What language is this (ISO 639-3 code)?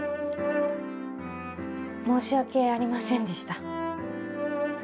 jpn